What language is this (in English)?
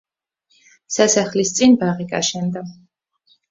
Georgian